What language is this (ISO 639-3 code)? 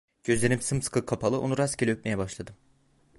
tur